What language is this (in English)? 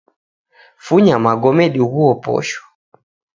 Taita